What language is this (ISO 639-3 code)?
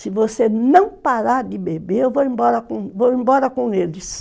por